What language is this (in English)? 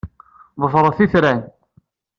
Kabyle